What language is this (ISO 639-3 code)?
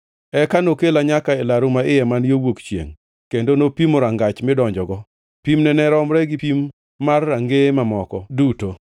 luo